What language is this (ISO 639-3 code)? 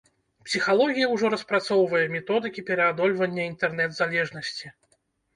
bel